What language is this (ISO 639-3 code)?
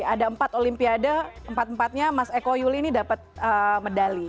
ind